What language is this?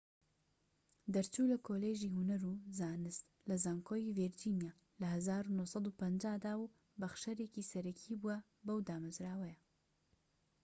Central Kurdish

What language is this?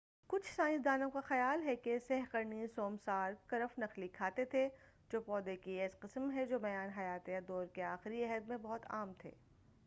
Urdu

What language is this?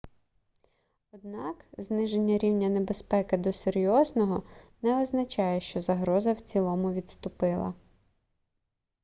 Ukrainian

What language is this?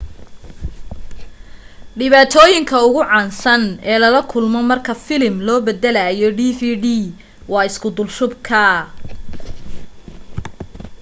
Somali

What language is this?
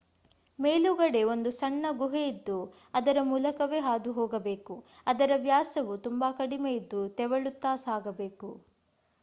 Kannada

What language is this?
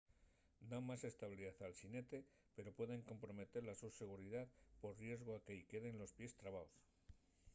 Asturian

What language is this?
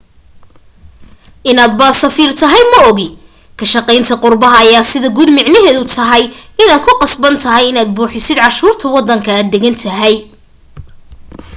Somali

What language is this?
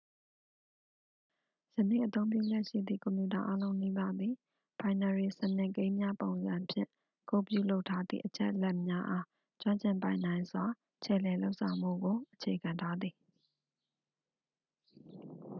Burmese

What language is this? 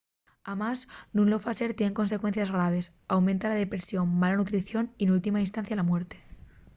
Asturian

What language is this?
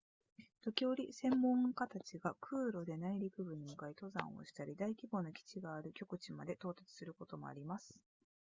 Japanese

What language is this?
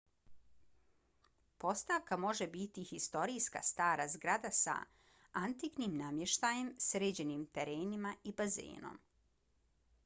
Bosnian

